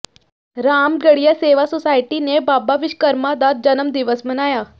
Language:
Punjabi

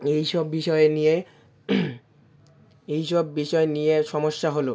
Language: Bangla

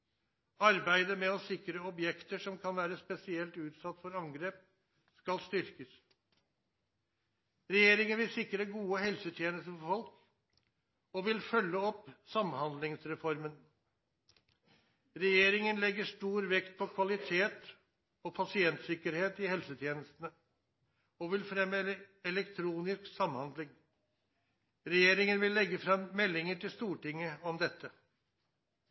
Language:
Norwegian Nynorsk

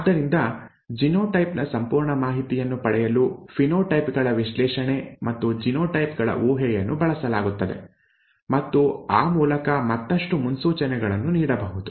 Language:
Kannada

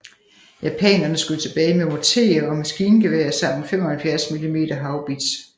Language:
Danish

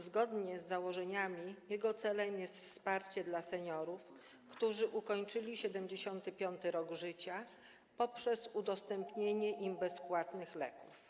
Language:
Polish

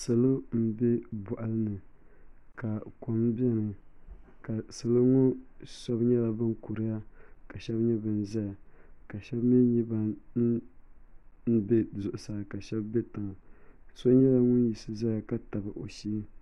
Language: Dagbani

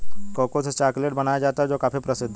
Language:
Hindi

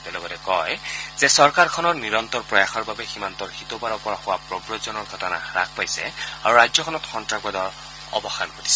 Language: Assamese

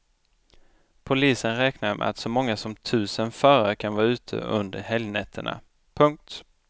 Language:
Swedish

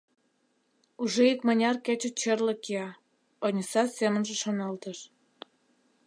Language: Mari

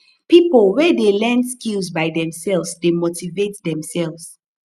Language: Nigerian Pidgin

